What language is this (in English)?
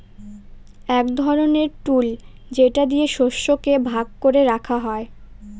Bangla